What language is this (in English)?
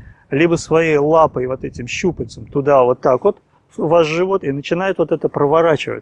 Italian